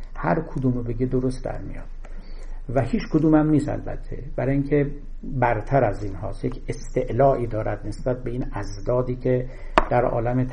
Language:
Persian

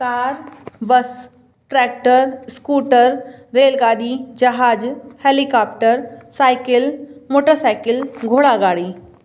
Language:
Sindhi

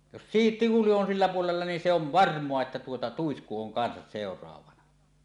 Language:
Finnish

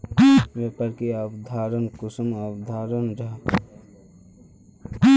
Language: Magahi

